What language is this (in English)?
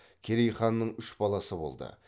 Kazakh